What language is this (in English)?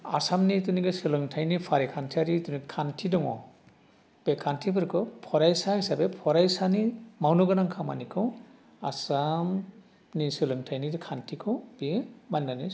Bodo